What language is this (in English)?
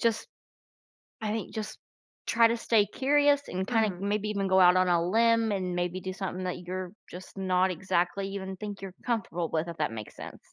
English